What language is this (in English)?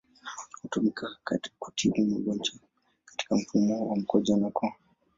Swahili